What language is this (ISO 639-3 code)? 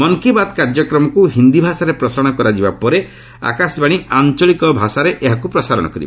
ori